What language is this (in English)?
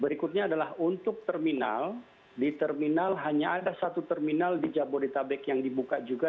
Indonesian